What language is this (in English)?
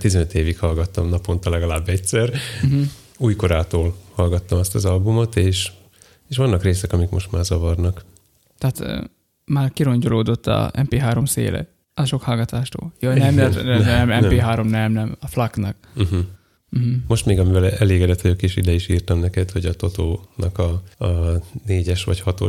Hungarian